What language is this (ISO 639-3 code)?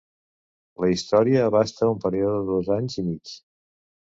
cat